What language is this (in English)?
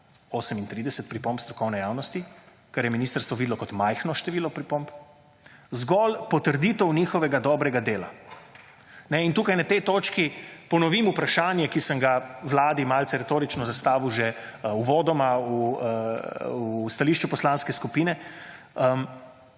Slovenian